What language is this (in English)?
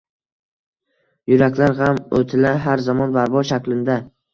Uzbek